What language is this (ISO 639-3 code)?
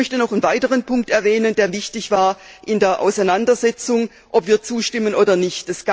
deu